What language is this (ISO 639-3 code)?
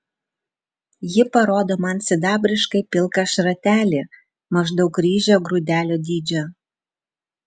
lit